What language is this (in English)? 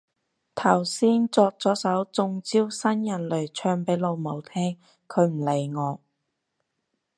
Cantonese